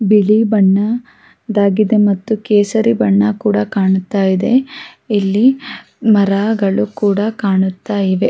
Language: Kannada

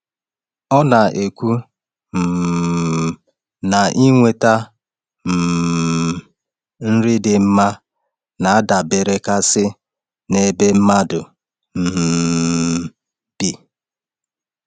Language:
Igbo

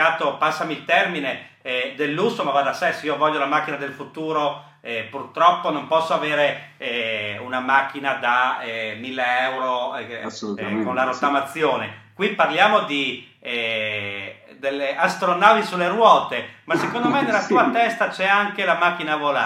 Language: Italian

